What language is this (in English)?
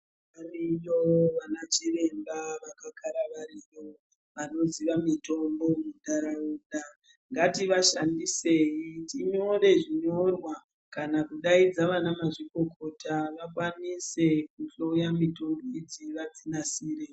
Ndau